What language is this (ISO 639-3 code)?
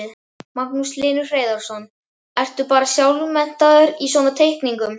isl